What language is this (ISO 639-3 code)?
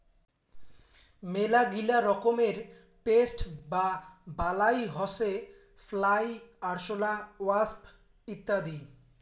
ben